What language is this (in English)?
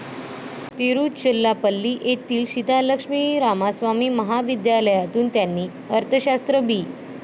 Marathi